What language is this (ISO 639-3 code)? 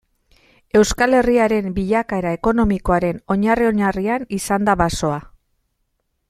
eus